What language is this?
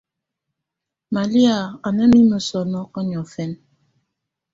Tunen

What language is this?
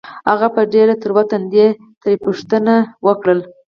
Pashto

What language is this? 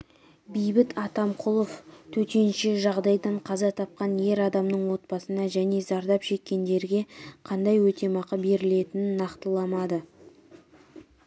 Kazakh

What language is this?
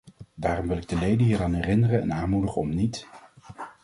Dutch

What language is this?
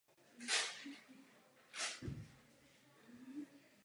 Czech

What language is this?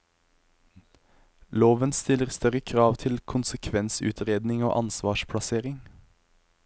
Norwegian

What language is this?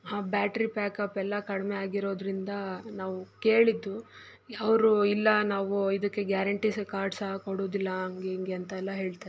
Kannada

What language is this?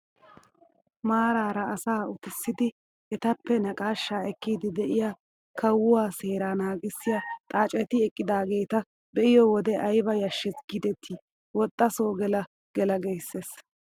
Wolaytta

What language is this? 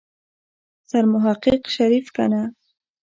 Pashto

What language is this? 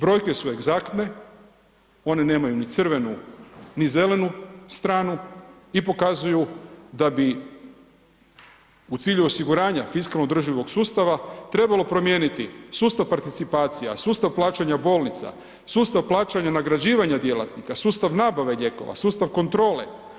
Croatian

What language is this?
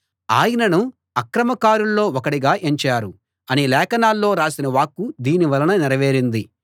Telugu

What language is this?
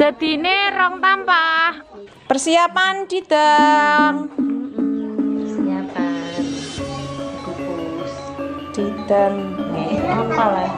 Indonesian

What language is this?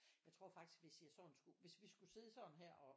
Danish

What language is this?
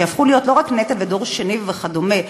Hebrew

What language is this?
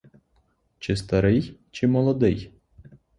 Ukrainian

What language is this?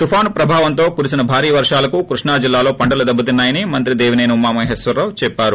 Telugu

